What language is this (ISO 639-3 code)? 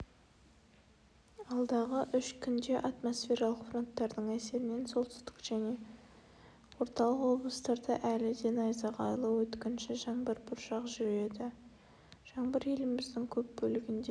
kaz